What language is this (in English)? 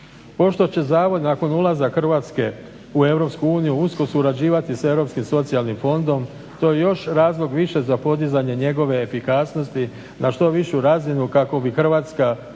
Croatian